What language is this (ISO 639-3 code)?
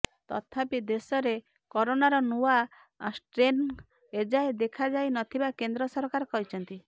ori